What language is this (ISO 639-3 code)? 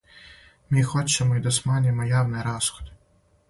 srp